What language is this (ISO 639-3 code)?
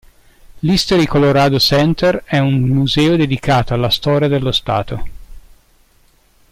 ita